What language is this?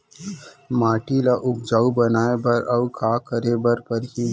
Chhattisgarhi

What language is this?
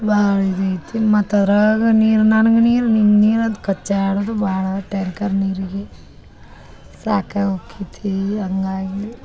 Kannada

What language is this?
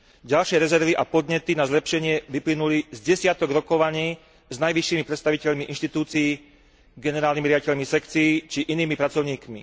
Slovak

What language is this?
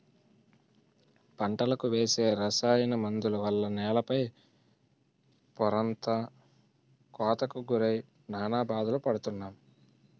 Telugu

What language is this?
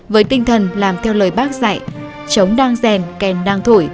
Vietnamese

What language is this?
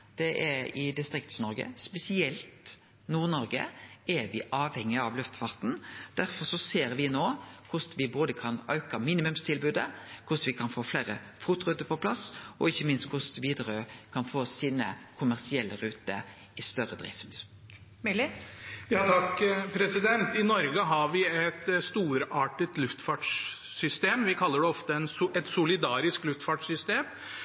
Norwegian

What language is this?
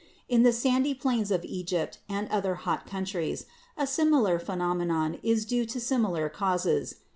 English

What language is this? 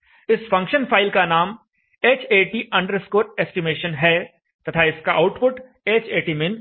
Hindi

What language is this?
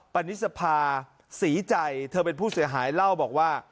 Thai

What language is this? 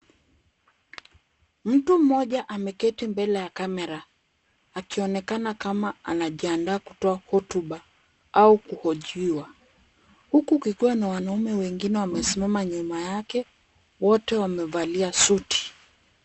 Swahili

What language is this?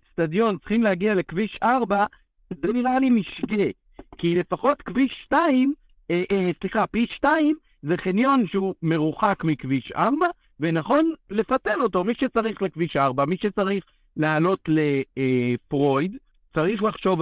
Hebrew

